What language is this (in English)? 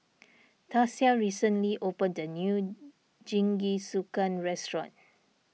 English